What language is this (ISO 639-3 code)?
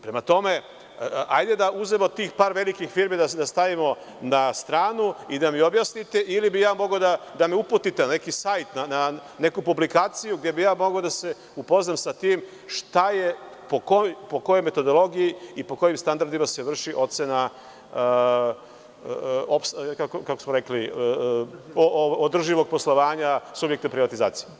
srp